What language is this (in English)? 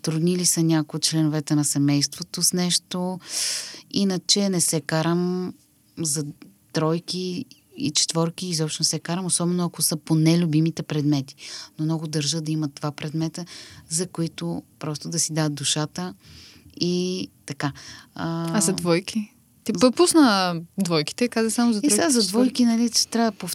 Bulgarian